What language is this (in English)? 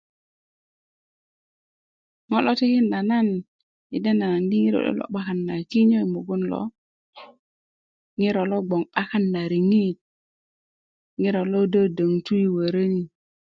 Kuku